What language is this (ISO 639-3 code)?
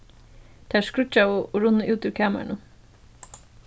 fao